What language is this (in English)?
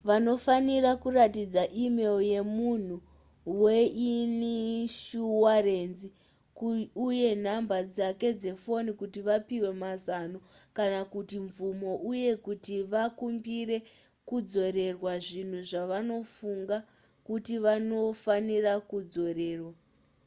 Shona